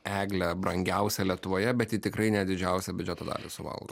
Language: Lithuanian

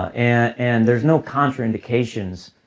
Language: English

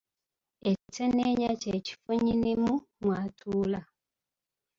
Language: Ganda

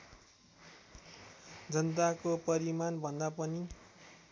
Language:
Nepali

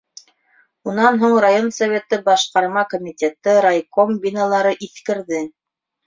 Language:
Bashkir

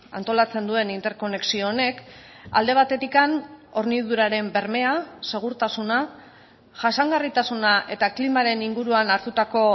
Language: Basque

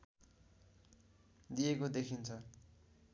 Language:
Nepali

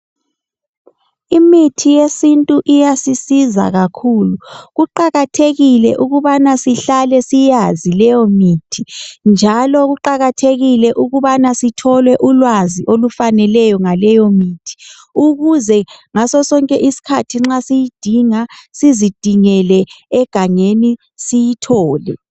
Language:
North Ndebele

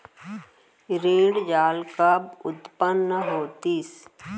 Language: Chhattisgarhi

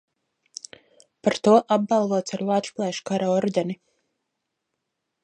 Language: Latvian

